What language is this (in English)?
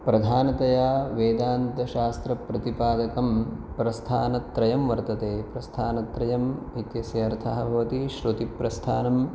Sanskrit